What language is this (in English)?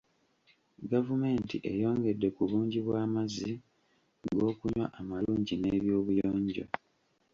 Ganda